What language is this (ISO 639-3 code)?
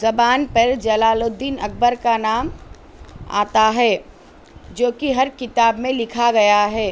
urd